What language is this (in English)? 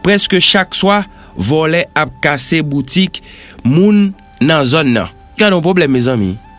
French